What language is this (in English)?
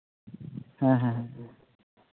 Santali